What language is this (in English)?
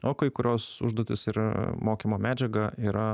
Lithuanian